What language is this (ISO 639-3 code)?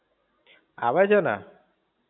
guj